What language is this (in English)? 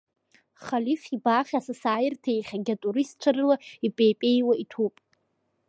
Abkhazian